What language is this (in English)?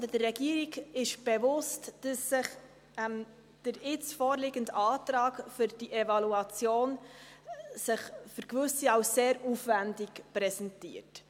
Swiss German